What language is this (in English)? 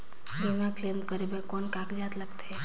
Chhattisgarhi